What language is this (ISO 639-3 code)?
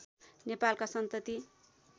nep